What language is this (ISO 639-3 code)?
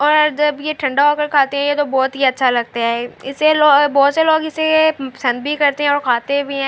urd